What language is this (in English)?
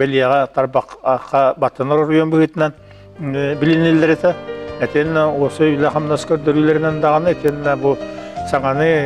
Turkish